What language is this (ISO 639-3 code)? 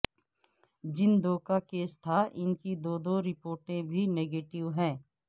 urd